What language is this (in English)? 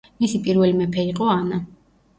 Georgian